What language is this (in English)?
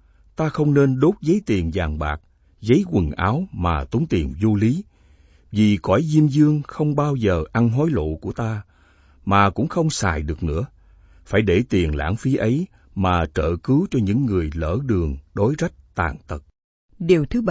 Vietnamese